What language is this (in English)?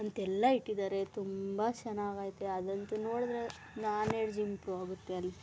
Kannada